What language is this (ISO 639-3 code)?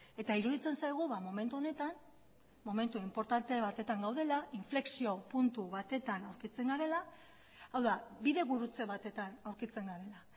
eus